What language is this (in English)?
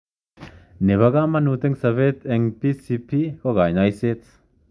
Kalenjin